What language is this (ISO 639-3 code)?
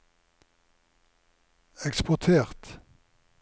nor